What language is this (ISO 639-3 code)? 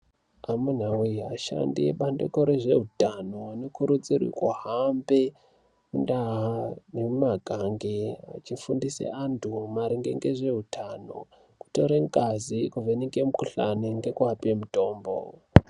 ndc